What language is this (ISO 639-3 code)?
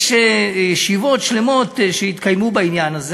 heb